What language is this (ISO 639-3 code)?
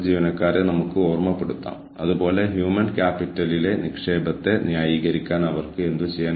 mal